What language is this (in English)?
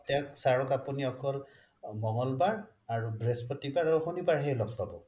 Assamese